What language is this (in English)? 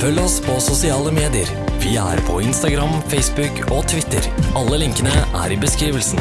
Norwegian